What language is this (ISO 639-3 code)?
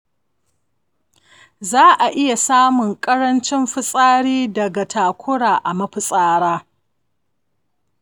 hau